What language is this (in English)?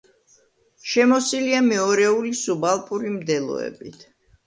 Georgian